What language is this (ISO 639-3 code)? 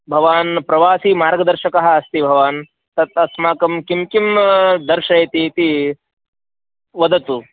san